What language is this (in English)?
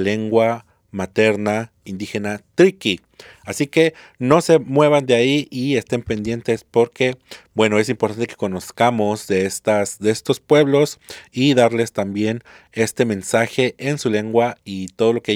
Spanish